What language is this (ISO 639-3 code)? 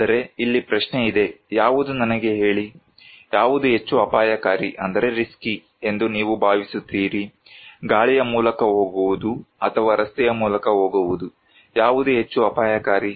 kan